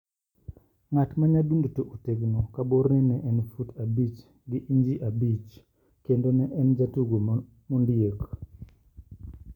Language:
Luo (Kenya and Tanzania)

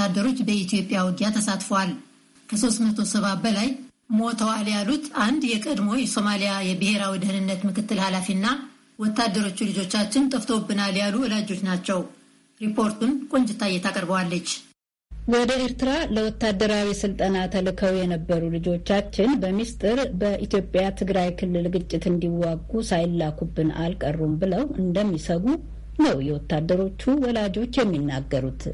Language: Amharic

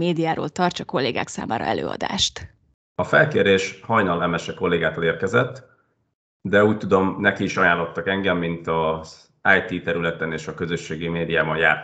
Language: Hungarian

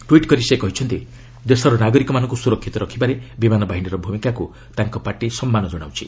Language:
Odia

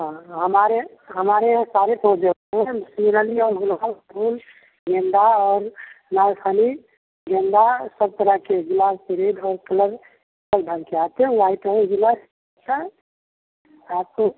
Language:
Hindi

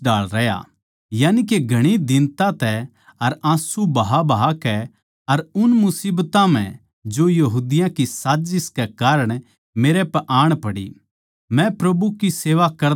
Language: Haryanvi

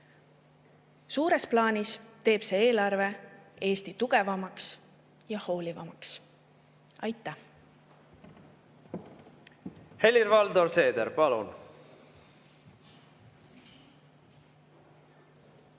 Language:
Estonian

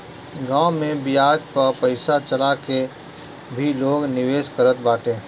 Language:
Bhojpuri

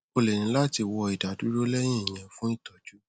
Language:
Yoruba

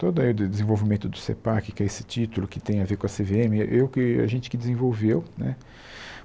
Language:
Portuguese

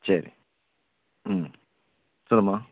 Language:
Tamil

